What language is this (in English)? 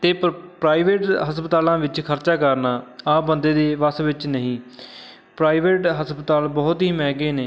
Punjabi